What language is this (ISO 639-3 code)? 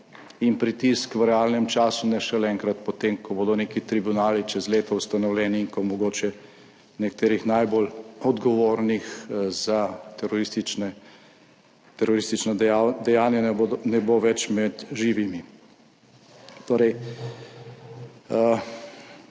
slv